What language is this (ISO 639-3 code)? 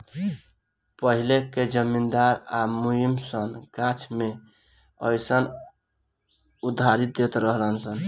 bho